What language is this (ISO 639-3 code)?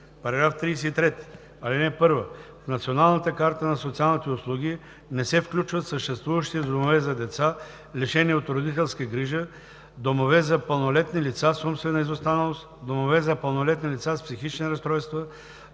bul